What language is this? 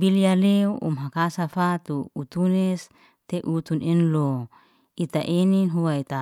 Liana-Seti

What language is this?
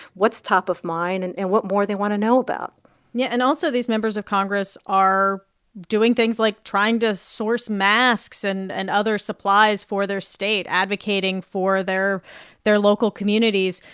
English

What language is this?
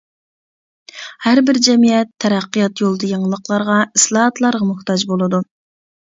Uyghur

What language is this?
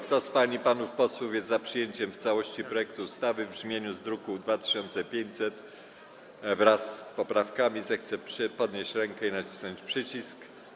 Polish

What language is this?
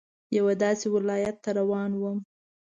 Pashto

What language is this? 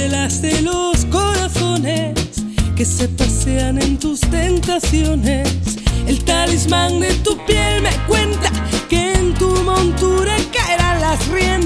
Spanish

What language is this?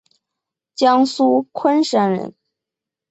Chinese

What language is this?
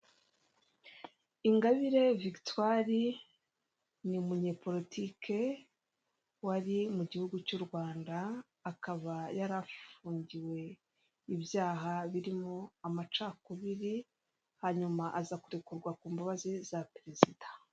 Kinyarwanda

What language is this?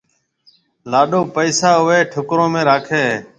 Marwari (Pakistan)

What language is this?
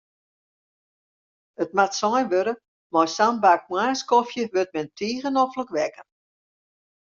Western Frisian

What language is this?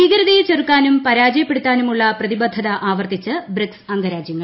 Malayalam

